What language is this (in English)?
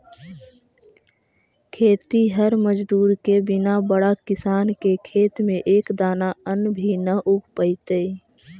Magahi